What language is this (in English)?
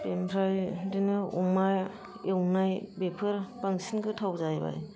Bodo